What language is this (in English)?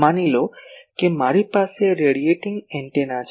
Gujarati